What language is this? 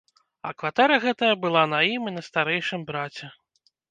Belarusian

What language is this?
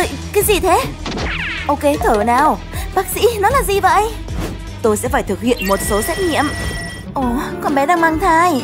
Vietnamese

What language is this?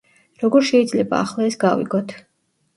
Georgian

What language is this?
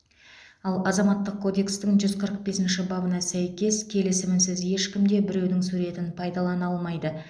Kazakh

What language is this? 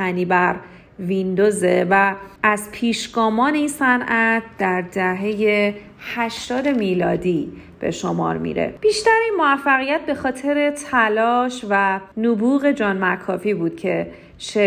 Persian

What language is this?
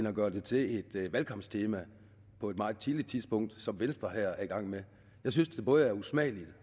Danish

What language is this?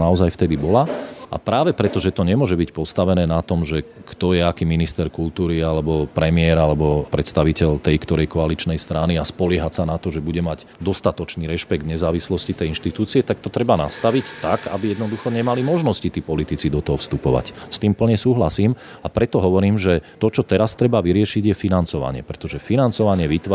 Slovak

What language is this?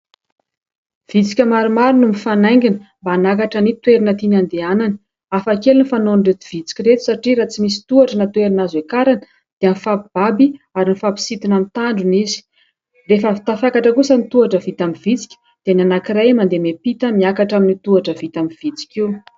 Malagasy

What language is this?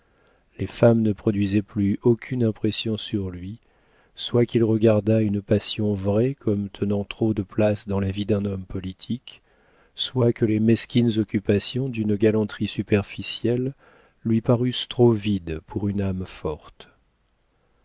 French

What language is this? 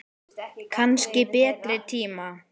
Icelandic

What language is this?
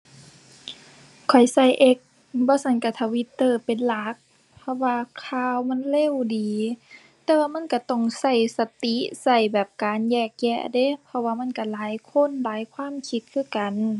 Thai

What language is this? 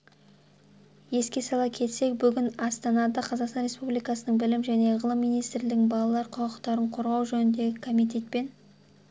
Kazakh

